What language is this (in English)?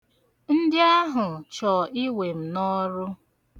Igbo